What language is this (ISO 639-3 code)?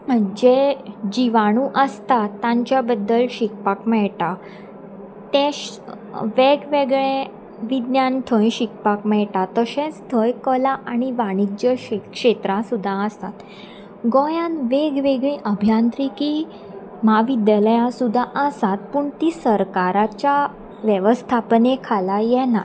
kok